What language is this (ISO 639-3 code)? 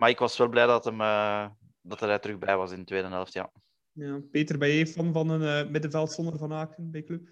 nld